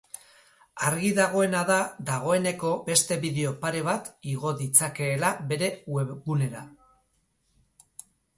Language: Basque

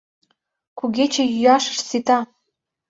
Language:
Mari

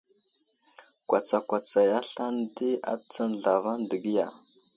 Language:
Wuzlam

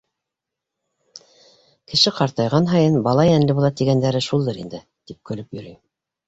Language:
Bashkir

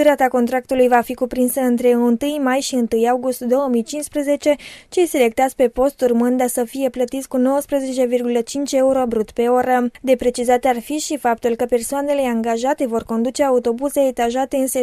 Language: Romanian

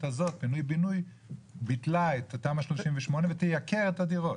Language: Hebrew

